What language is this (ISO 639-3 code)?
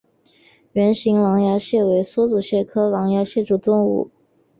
zho